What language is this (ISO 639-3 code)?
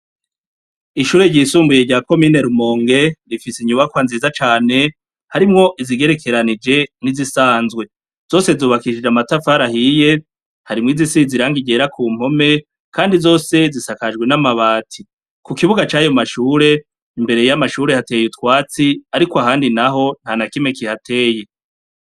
run